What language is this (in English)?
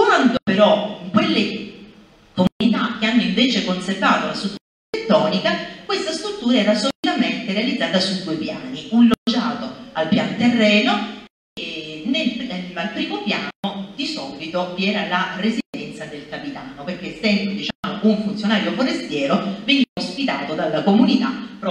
Italian